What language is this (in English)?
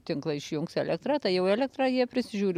Lithuanian